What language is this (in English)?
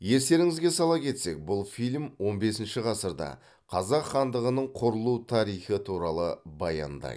Kazakh